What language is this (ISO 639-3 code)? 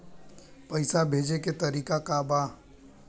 bho